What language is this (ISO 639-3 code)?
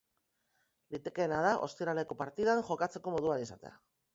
eus